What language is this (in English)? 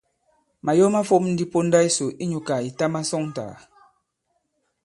Bankon